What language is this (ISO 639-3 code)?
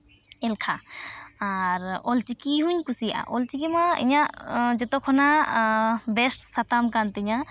sat